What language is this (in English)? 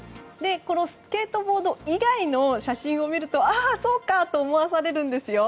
Japanese